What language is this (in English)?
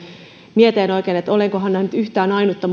Finnish